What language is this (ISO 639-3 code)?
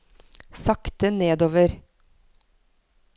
nor